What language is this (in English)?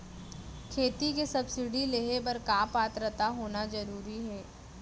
Chhattisgarhi